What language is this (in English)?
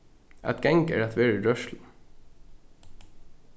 Faroese